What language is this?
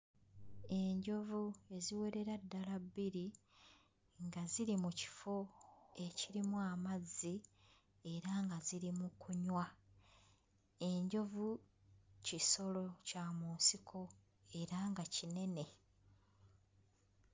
Ganda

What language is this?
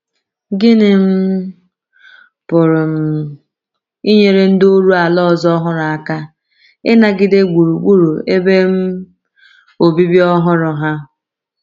Igbo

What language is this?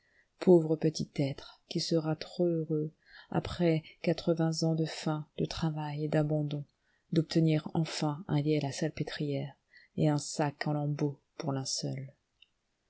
French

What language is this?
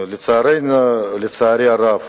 Hebrew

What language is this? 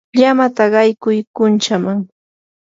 Yanahuanca Pasco Quechua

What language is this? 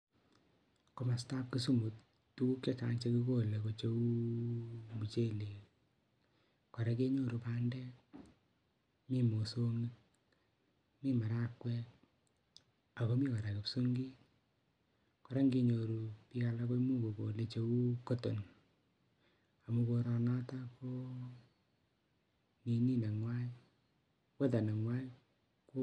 Kalenjin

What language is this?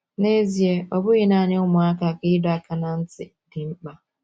Igbo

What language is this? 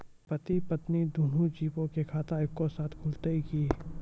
Maithili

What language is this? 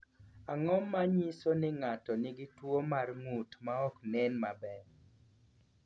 Luo (Kenya and Tanzania)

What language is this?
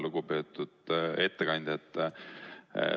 Estonian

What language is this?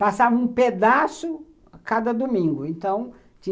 Portuguese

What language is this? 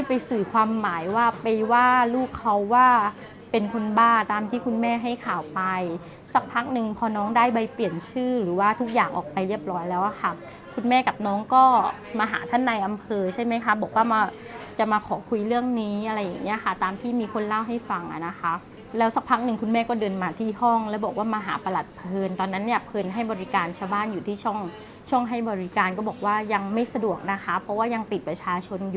Thai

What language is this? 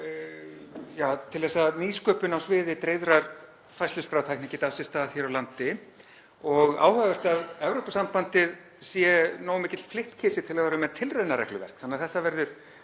Icelandic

